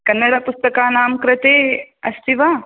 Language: Sanskrit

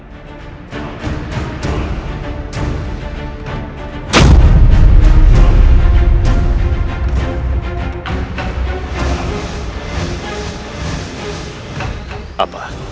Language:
Indonesian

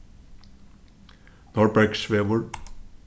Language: Faroese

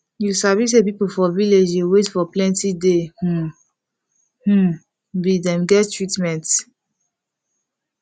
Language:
Nigerian Pidgin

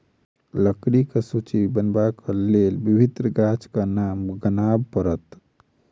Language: Maithili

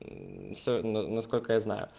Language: Russian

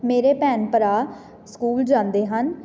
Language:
Punjabi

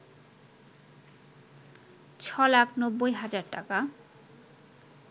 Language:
Bangla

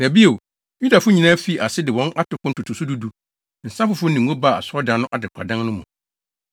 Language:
Akan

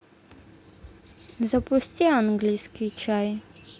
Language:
Russian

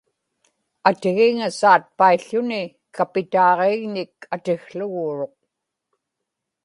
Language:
Inupiaq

